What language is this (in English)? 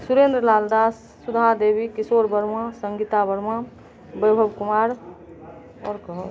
Maithili